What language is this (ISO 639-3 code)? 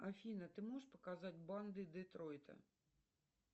rus